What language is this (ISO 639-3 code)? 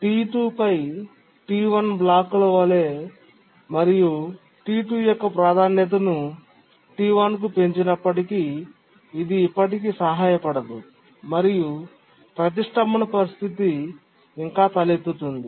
tel